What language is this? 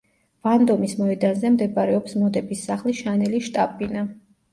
Georgian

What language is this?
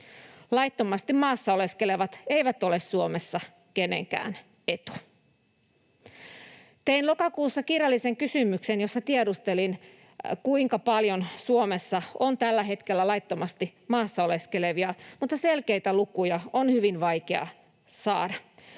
Finnish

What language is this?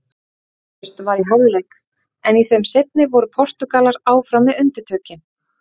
Icelandic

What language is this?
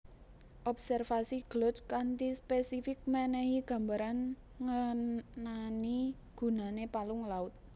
Javanese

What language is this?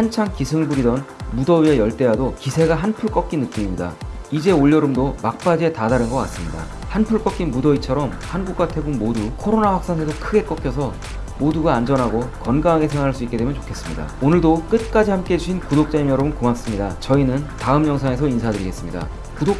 Korean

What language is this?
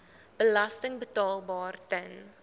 Afrikaans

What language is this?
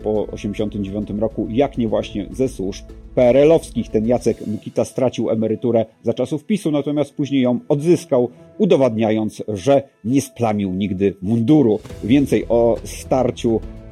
Polish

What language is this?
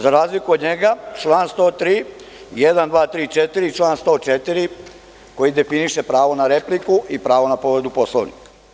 Serbian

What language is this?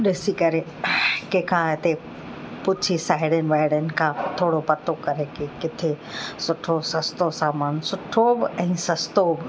Sindhi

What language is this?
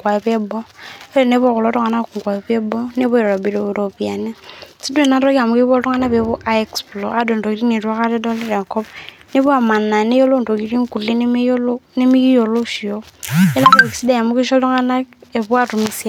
Masai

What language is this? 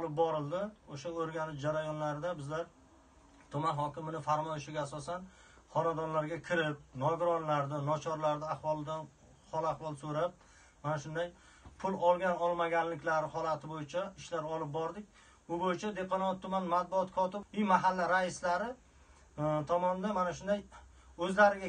Turkish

